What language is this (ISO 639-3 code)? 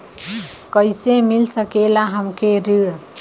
bho